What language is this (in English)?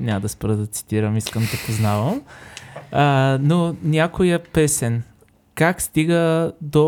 Bulgarian